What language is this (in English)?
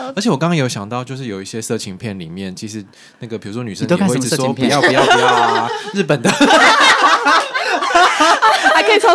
Chinese